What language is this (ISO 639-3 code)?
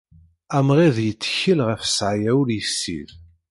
kab